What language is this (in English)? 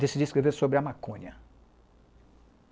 Portuguese